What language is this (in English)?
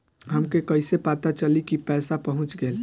Bhojpuri